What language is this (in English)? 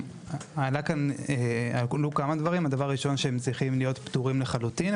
Hebrew